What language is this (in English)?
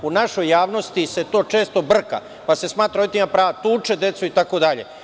Serbian